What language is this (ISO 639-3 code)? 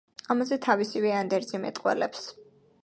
kat